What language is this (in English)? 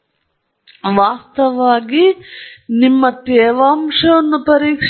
Kannada